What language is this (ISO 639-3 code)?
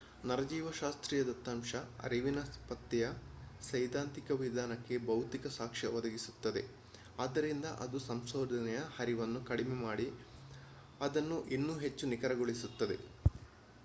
kan